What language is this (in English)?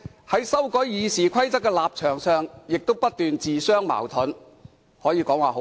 Cantonese